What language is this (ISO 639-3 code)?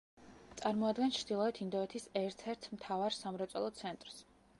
kat